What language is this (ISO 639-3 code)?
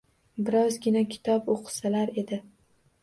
uzb